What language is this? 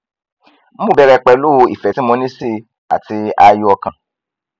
Yoruba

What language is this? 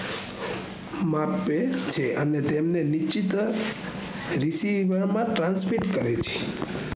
Gujarati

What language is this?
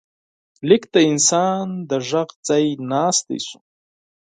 Pashto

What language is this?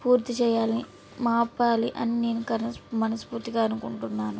Telugu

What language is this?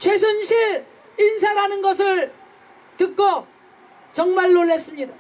Korean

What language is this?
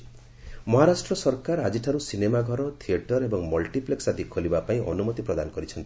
Odia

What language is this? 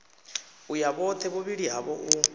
Venda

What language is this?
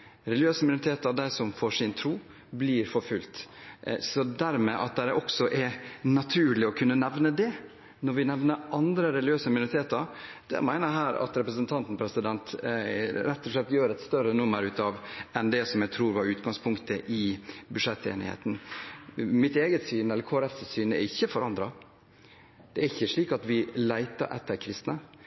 Norwegian Bokmål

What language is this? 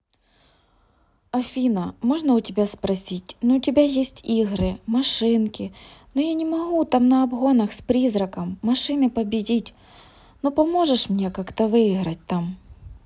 Russian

